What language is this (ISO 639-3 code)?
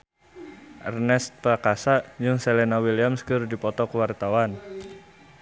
sun